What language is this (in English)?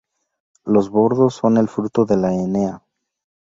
Spanish